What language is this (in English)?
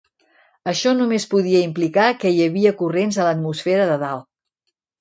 Catalan